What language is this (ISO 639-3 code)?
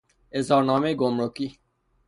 fas